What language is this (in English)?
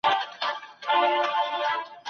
Pashto